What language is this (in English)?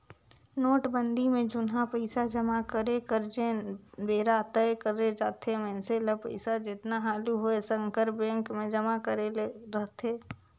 Chhattisgarhi